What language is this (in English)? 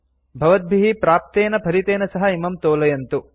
Sanskrit